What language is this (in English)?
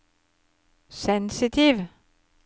Norwegian